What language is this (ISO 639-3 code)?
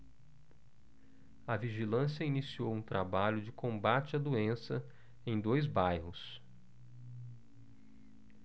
por